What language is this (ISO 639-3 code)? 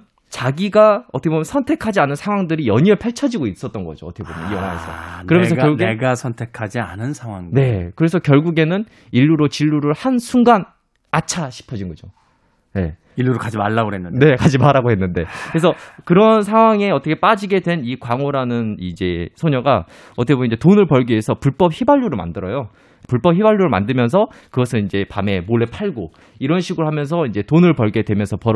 kor